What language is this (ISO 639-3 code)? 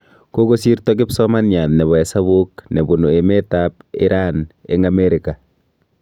kln